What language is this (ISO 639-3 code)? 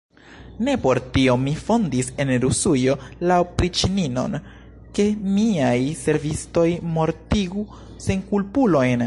epo